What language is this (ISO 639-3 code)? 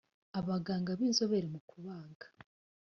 kin